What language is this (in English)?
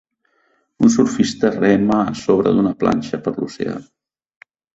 Catalan